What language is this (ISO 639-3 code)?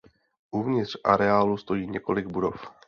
ces